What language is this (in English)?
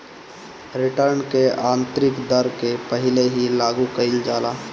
Bhojpuri